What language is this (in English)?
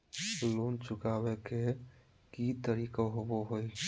Magahi